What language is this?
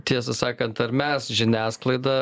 Lithuanian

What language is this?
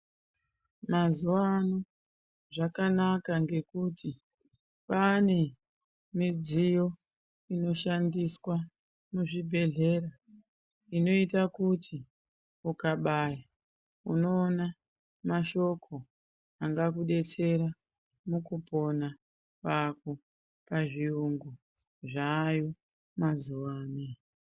Ndau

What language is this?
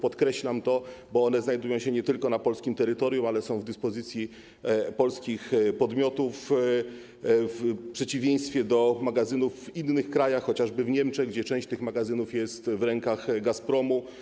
Polish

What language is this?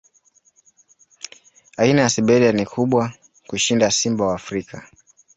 Swahili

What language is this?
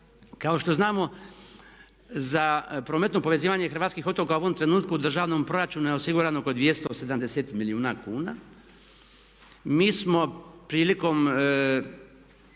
Croatian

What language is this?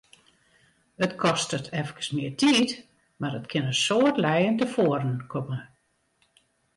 Western Frisian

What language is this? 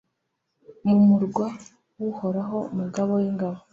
Kinyarwanda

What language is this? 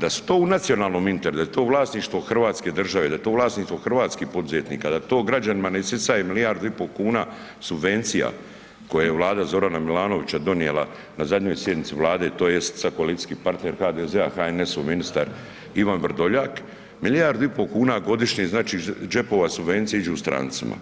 Croatian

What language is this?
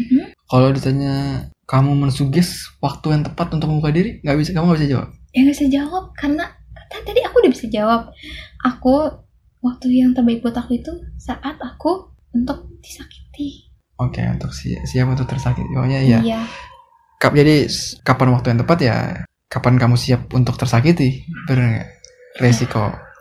Indonesian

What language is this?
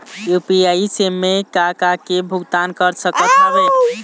Chhattisgarhi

